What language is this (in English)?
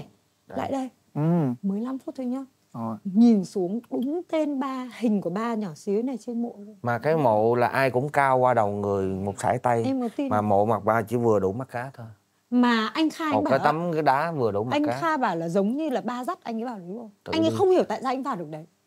Vietnamese